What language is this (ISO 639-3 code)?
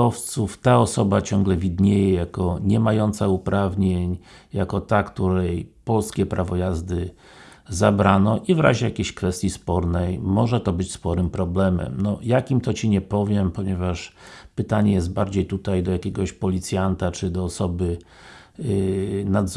pol